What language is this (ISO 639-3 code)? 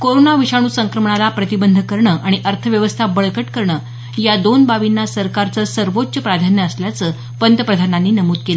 mar